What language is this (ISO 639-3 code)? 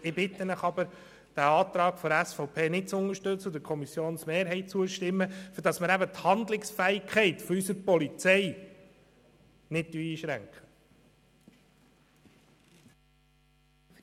gsw